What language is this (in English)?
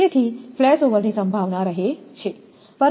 Gujarati